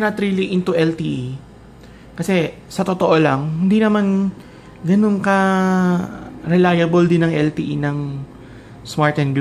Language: Filipino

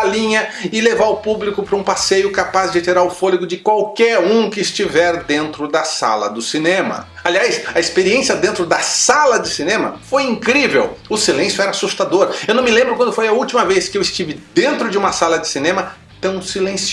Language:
Portuguese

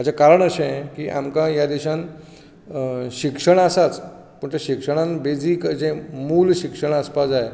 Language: Konkani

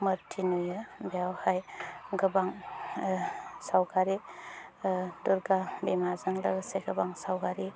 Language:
Bodo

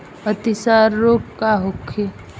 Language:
Bhojpuri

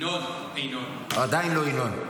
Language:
Hebrew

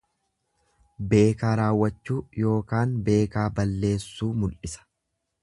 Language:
Oromo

